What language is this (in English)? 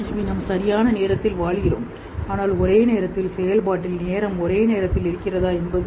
Tamil